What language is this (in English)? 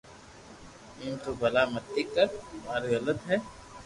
Loarki